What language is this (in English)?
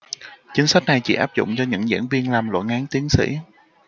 Vietnamese